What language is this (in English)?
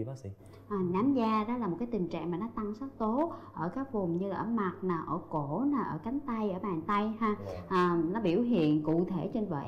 Vietnamese